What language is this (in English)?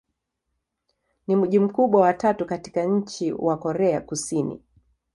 Swahili